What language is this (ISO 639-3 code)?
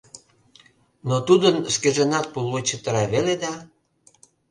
chm